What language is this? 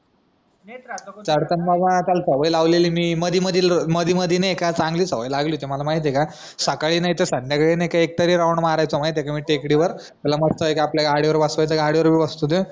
Marathi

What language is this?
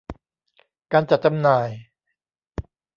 Thai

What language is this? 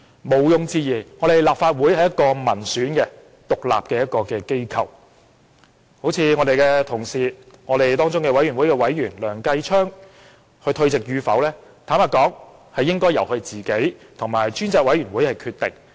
Cantonese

